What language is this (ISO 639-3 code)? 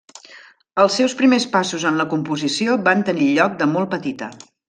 cat